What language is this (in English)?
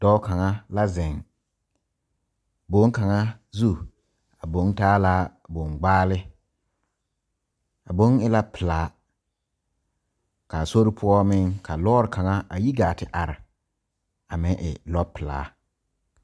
Southern Dagaare